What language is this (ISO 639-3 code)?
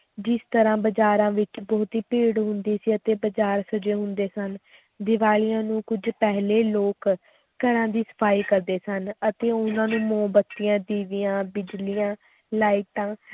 pan